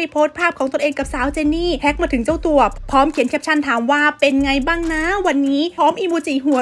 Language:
Thai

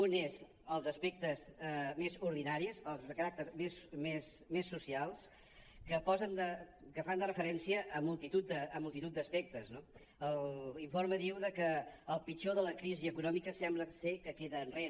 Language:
Catalan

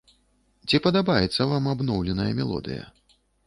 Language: Belarusian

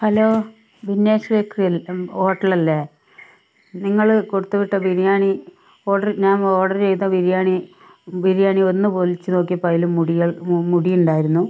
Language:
Malayalam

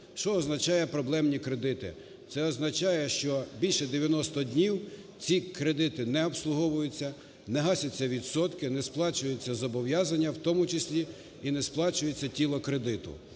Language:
Ukrainian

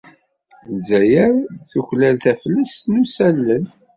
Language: Kabyle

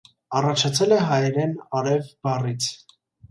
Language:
Armenian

